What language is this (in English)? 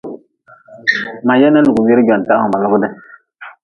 Nawdm